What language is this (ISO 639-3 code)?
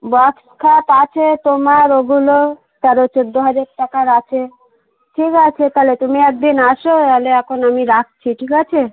ben